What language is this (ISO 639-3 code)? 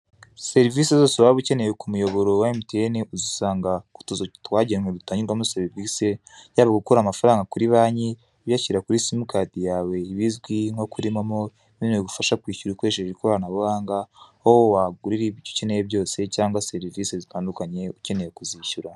kin